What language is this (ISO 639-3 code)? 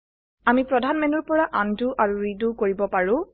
asm